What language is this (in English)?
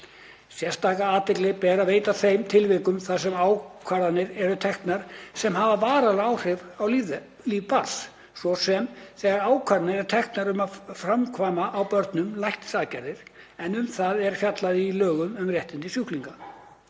Icelandic